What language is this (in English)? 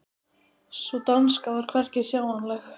Icelandic